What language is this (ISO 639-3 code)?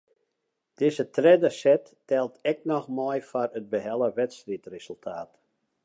fry